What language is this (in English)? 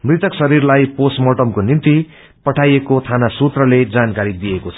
Nepali